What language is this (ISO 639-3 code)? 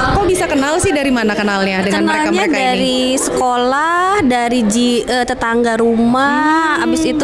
ind